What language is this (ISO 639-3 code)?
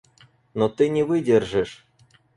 rus